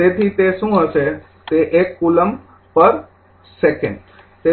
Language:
Gujarati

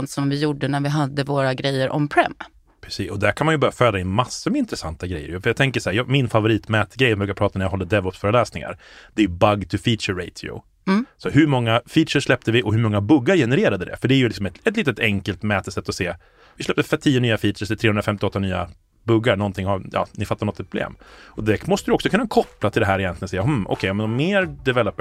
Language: Swedish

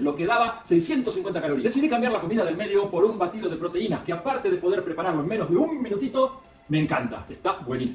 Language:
Spanish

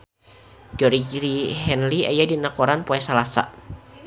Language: Sundanese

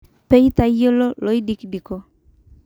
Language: Masai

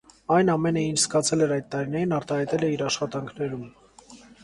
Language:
Armenian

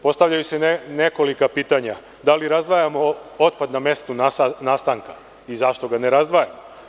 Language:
Serbian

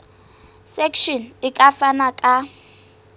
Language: Southern Sotho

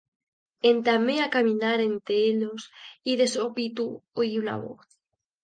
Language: Asturian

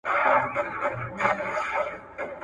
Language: Pashto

